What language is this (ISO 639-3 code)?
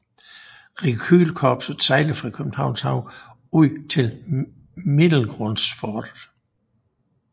dan